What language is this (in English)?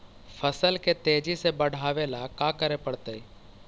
Magahi